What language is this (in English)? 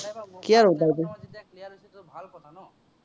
Assamese